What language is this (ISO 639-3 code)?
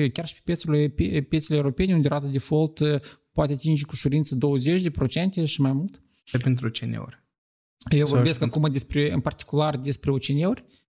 ron